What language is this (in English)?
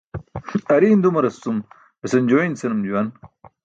Burushaski